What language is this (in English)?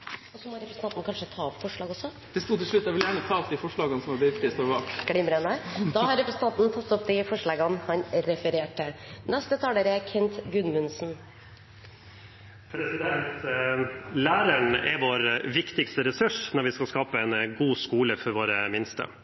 Norwegian